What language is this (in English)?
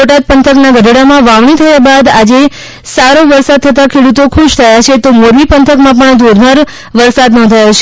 Gujarati